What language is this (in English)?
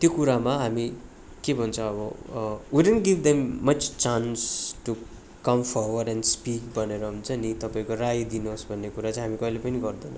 Nepali